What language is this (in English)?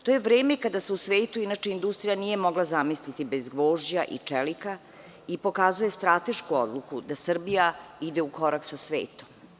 Serbian